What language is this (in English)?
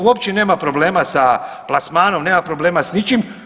Croatian